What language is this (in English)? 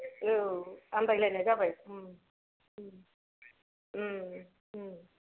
Bodo